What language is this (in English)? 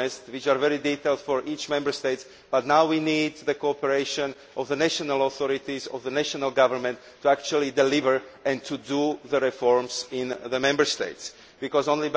English